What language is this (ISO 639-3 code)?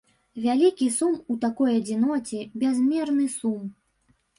bel